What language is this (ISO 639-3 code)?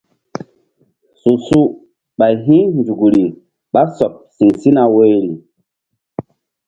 mdd